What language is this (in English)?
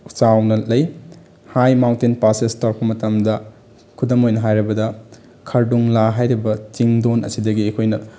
Manipuri